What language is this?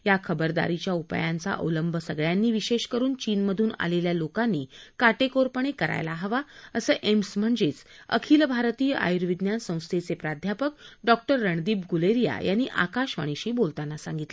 Marathi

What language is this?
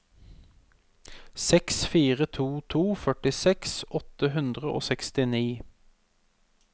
Norwegian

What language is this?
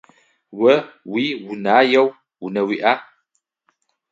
Adyghe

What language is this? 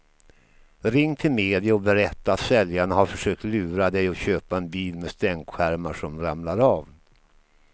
Swedish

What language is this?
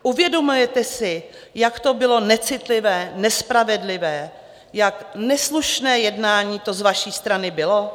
Czech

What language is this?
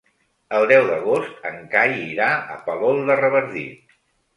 Catalan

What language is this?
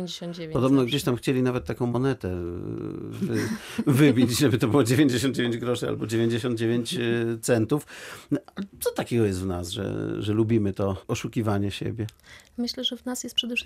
Polish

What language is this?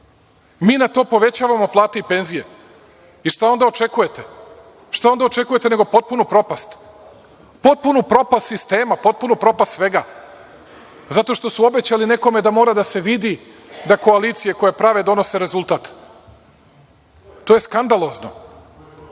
Serbian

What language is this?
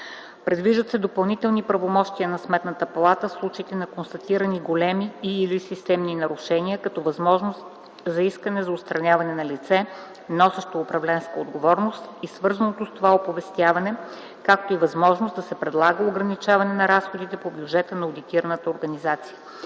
Bulgarian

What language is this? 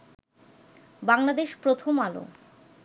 Bangla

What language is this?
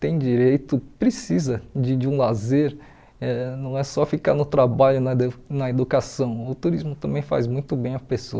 Portuguese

